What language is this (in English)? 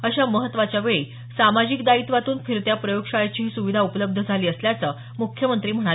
Marathi